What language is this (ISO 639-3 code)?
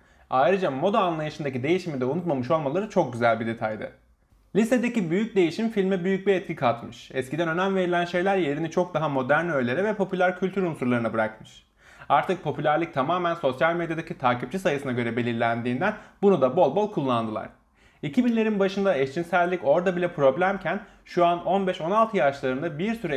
tur